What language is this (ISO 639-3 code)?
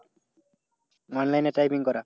ben